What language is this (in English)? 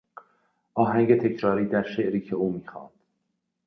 Persian